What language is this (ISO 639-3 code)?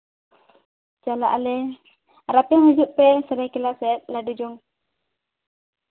sat